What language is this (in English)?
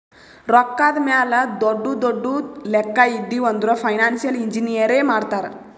Kannada